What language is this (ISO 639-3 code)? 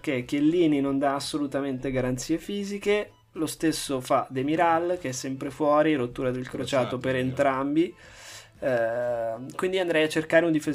ita